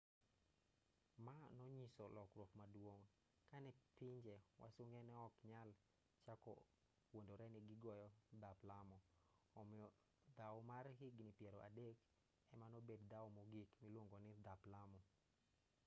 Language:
Luo (Kenya and Tanzania)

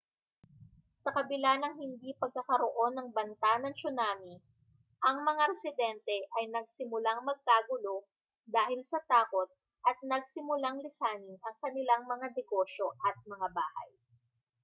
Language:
Filipino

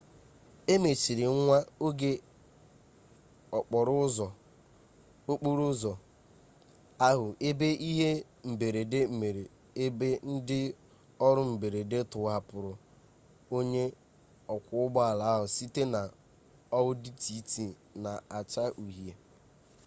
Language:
Igbo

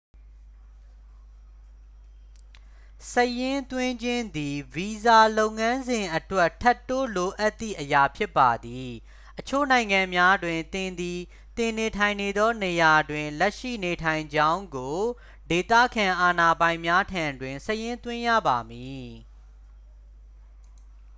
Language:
Burmese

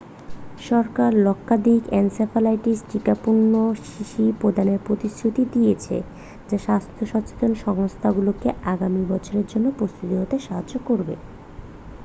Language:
Bangla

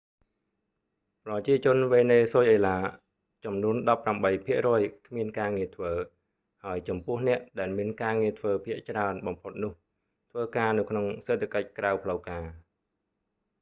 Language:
Khmer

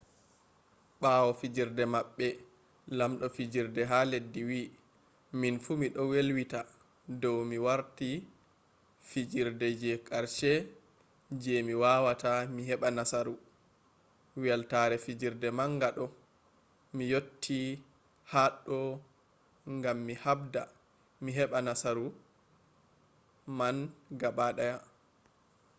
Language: Fula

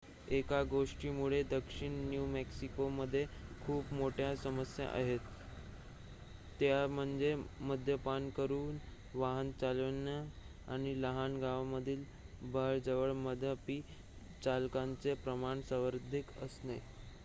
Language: Marathi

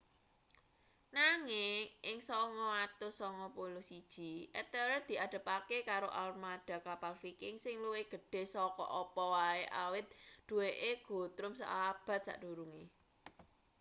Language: Javanese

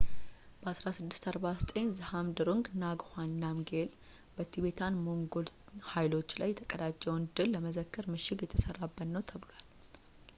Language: Amharic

